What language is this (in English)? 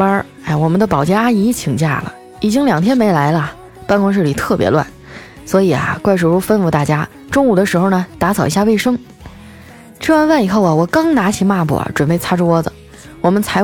Chinese